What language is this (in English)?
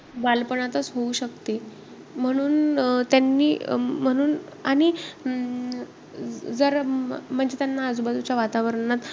Marathi